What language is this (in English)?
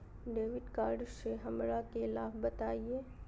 Magahi